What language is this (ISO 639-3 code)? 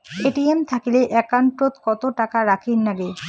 ben